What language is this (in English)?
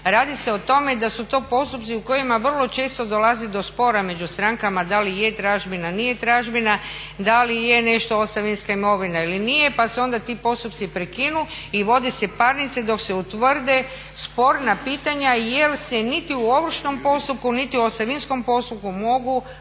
Croatian